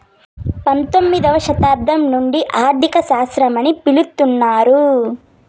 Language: Telugu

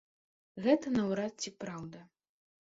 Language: Belarusian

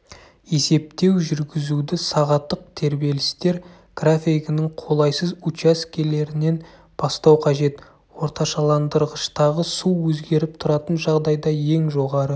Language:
Kazakh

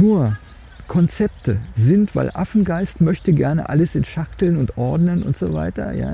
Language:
German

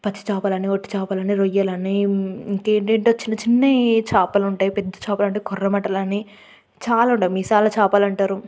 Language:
Telugu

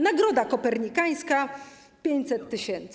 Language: Polish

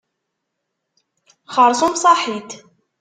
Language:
Kabyle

